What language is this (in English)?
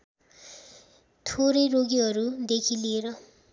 Nepali